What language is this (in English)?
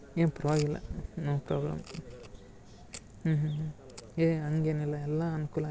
Kannada